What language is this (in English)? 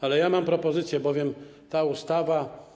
Polish